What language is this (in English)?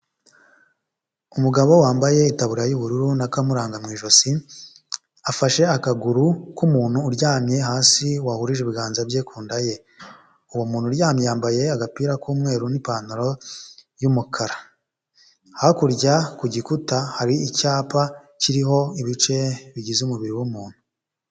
Kinyarwanda